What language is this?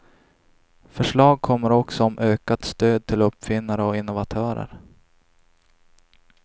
Swedish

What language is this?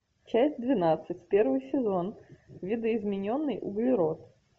Russian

